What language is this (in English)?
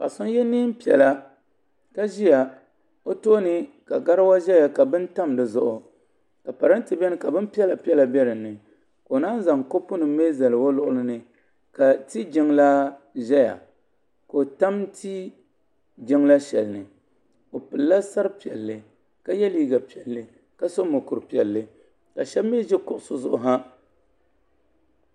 Dagbani